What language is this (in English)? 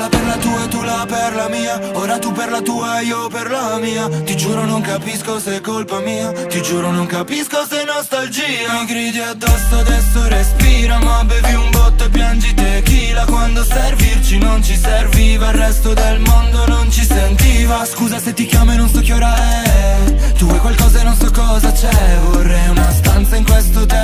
Romanian